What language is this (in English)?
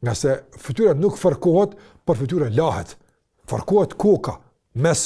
Dutch